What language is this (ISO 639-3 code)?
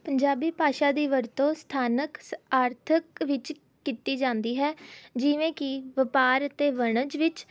pan